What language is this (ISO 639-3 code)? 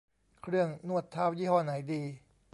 tha